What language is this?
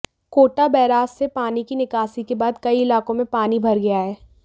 Hindi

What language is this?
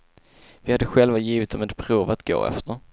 Swedish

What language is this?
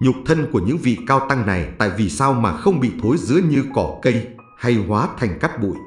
Vietnamese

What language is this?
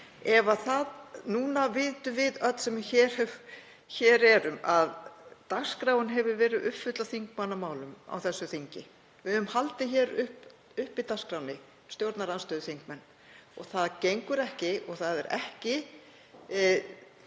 Icelandic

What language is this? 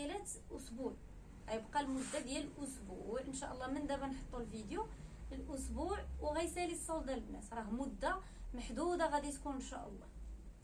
Arabic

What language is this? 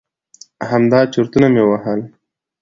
Pashto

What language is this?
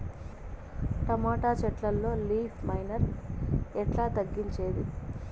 Telugu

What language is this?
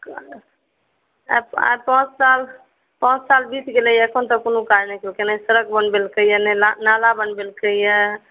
Maithili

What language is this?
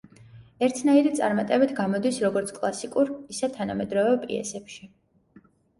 Georgian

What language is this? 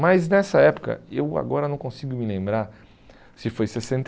Portuguese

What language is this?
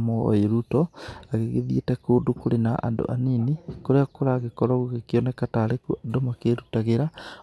Kikuyu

